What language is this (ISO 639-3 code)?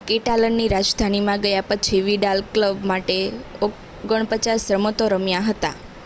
guj